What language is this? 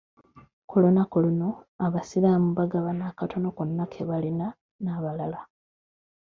Ganda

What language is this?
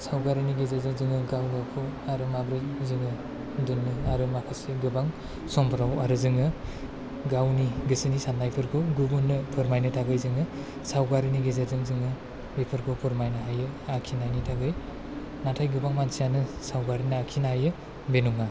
Bodo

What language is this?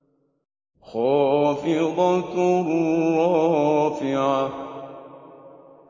Arabic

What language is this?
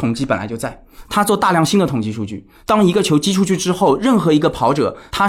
Chinese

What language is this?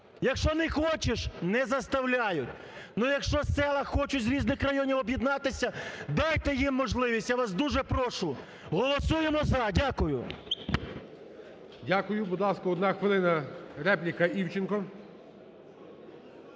Ukrainian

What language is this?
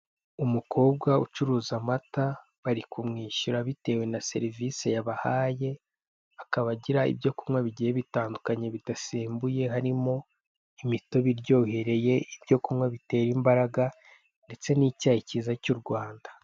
Kinyarwanda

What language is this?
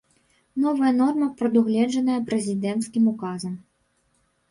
Belarusian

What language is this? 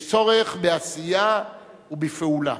Hebrew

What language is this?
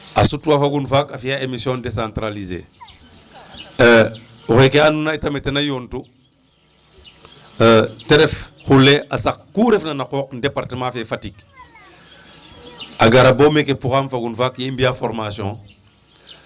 Serer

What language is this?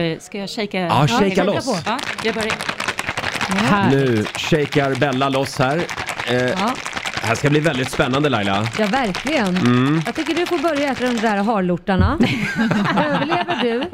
Swedish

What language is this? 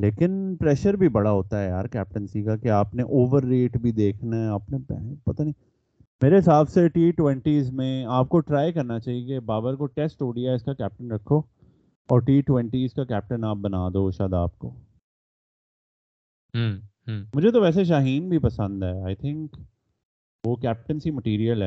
Urdu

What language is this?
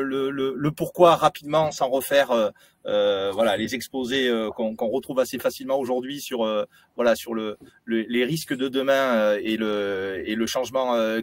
French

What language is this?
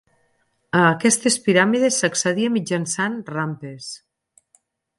Catalan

